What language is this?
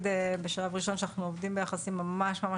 Hebrew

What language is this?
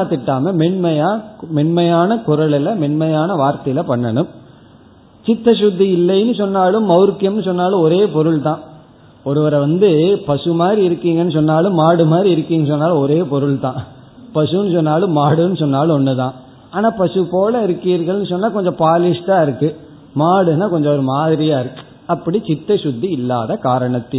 Tamil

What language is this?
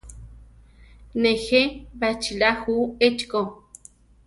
Central Tarahumara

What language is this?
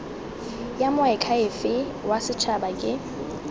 Tswana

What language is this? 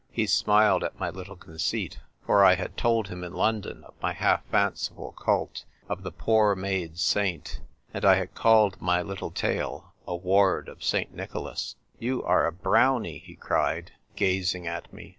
English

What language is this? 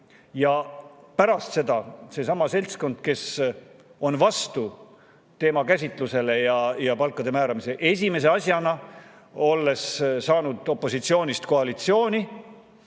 Estonian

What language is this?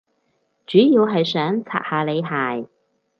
Cantonese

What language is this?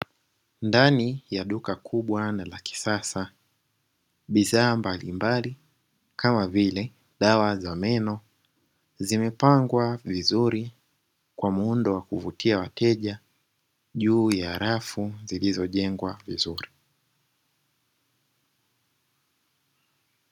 Swahili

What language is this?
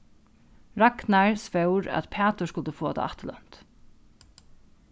Faroese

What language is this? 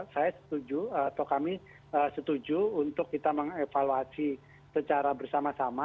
Indonesian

